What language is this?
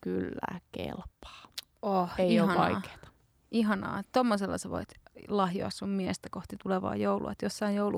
Finnish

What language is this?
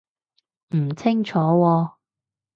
Cantonese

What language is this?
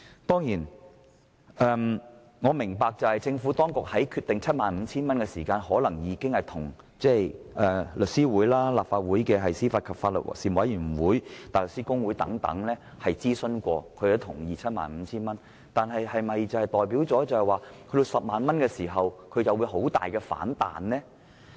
Cantonese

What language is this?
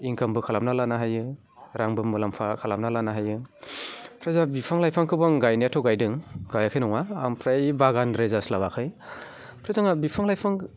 Bodo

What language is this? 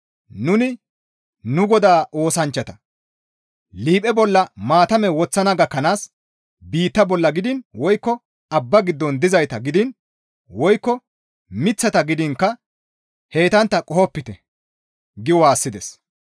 Gamo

